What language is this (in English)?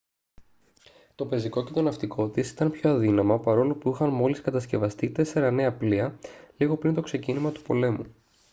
Greek